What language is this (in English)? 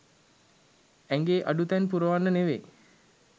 Sinhala